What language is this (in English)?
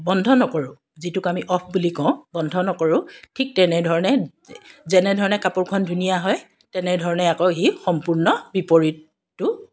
Assamese